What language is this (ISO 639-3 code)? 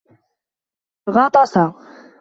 ara